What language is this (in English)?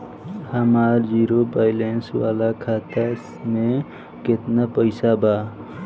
Bhojpuri